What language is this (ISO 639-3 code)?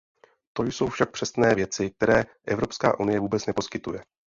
ces